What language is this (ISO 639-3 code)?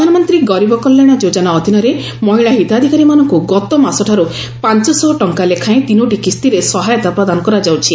ori